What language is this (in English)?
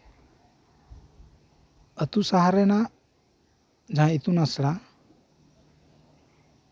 Santali